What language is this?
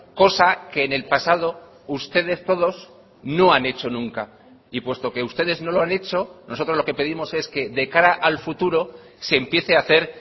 Spanish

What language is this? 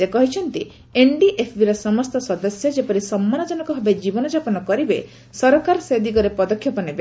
Odia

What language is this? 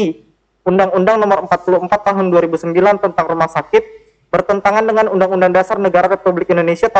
Indonesian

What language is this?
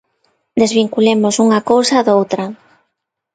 Galician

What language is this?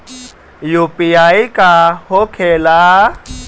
Bhojpuri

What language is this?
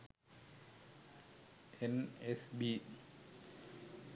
Sinhala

